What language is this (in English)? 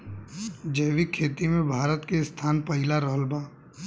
Bhojpuri